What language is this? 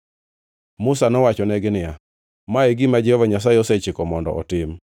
Luo (Kenya and Tanzania)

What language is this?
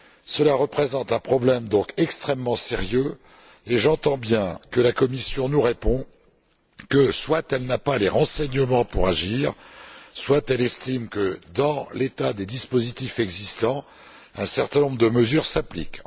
French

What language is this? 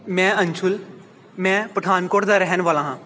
Punjabi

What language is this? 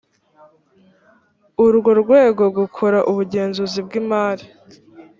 Kinyarwanda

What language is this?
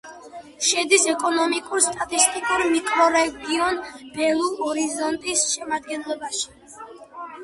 Georgian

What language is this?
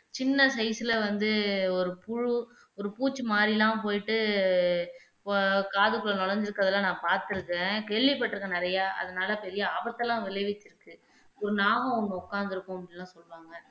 Tamil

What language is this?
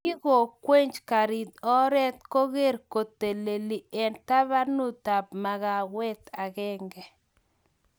Kalenjin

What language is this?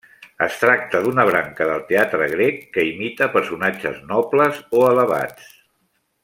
Catalan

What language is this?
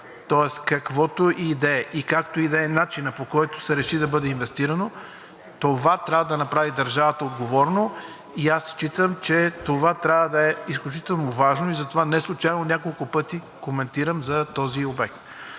Bulgarian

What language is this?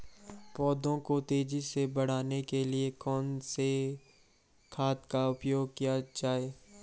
Hindi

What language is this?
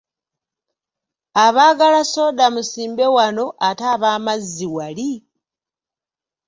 Ganda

